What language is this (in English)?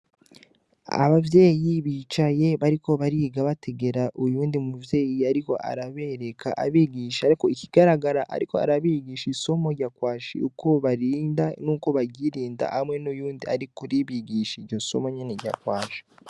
Rundi